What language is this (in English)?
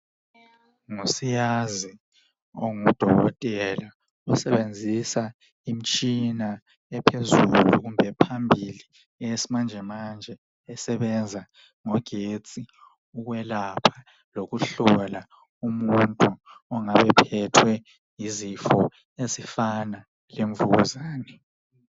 North Ndebele